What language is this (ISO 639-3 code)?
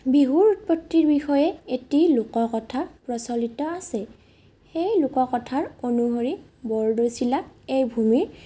asm